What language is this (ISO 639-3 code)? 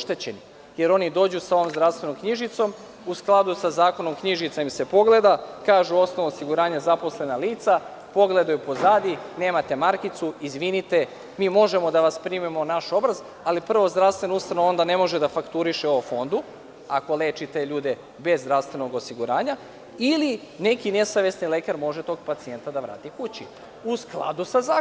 srp